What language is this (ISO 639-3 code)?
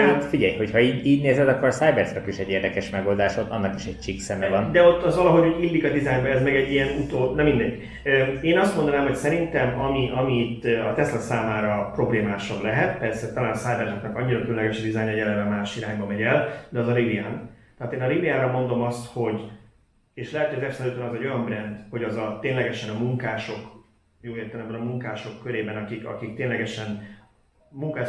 hun